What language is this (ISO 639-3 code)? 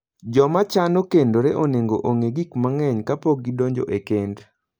luo